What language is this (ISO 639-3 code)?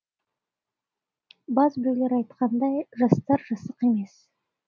kaz